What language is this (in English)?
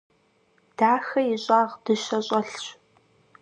Kabardian